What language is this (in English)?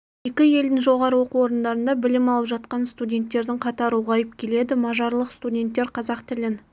Kazakh